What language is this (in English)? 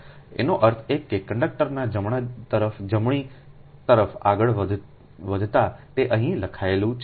Gujarati